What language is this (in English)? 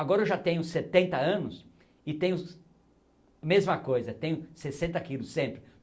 Portuguese